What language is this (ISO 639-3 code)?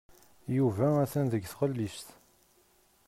kab